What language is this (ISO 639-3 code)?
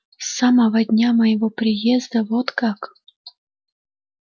rus